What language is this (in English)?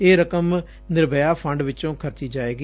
Punjabi